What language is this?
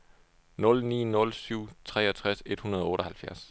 Danish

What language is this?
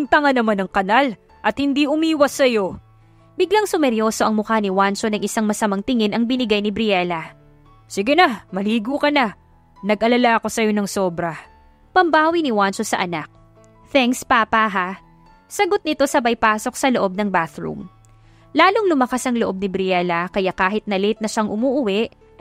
Filipino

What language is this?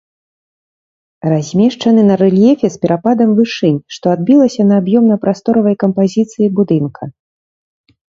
Belarusian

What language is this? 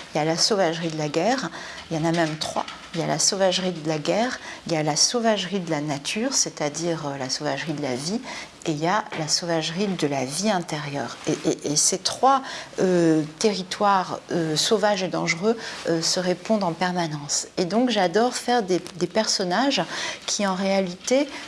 French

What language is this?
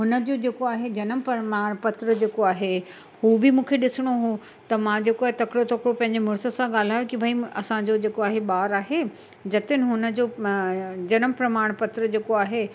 Sindhi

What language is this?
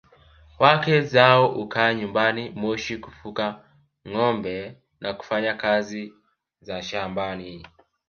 Swahili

